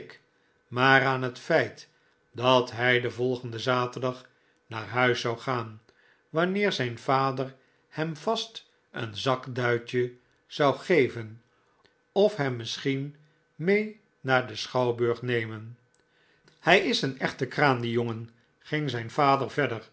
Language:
Dutch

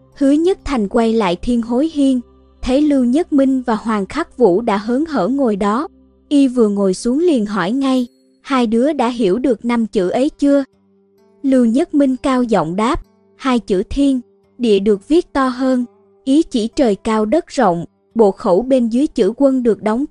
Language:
Vietnamese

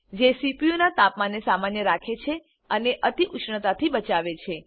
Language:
Gujarati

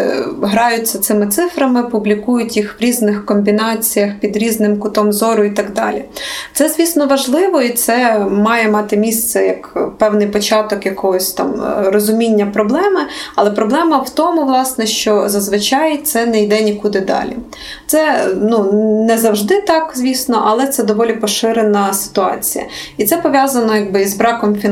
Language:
Ukrainian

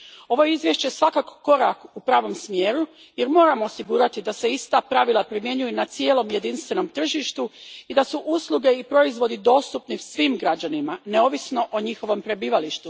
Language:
Croatian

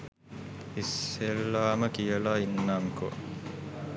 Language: Sinhala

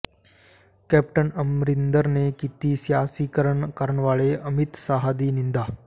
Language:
Punjabi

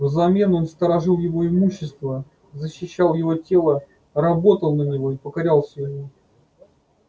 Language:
Russian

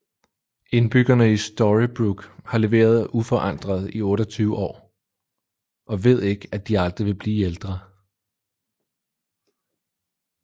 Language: Danish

